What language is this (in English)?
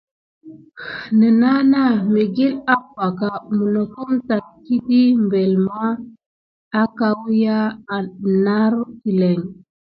Gidar